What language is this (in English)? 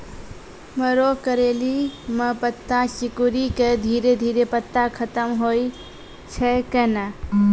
Maithili